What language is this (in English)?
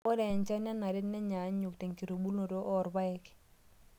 Masai